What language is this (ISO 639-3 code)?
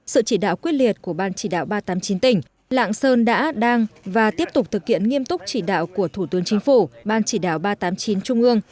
vie